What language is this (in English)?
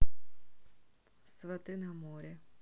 Russian